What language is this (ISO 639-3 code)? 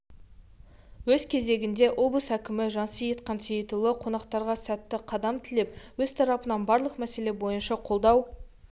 kaz